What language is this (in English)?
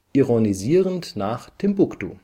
German